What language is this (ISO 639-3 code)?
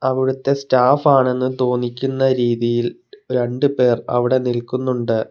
mal